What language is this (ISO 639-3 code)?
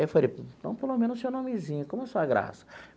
por